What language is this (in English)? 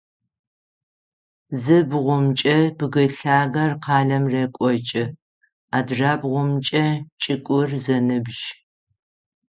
Adyghe